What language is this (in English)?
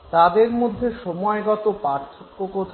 Bangla